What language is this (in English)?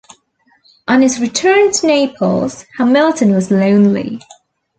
English